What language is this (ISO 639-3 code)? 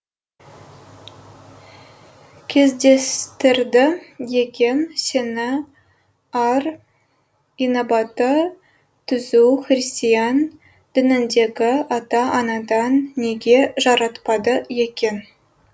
kaz